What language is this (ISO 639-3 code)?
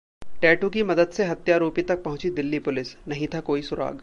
hin